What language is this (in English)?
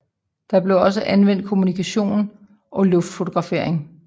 Danish